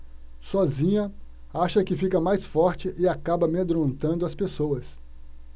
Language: Portuguese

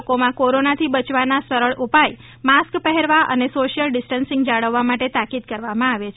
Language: Gujarati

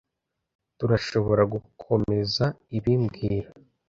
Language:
Kinyarwanda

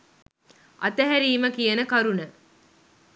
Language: Sinhala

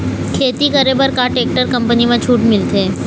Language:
Chhattisgarhi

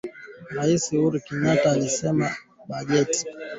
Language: Swahili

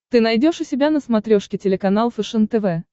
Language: Russian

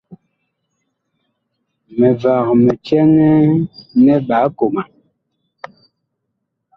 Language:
Bakoko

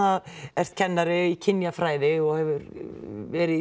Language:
Icelandic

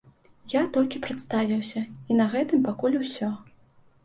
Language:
Belarusian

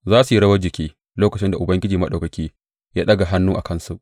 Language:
Hausa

